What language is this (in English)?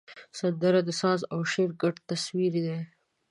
Pashto